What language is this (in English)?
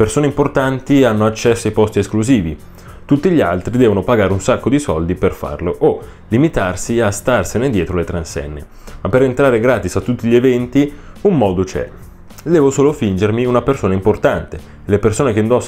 Italian